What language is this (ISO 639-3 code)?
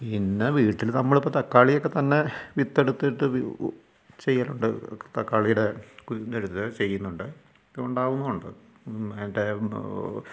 mal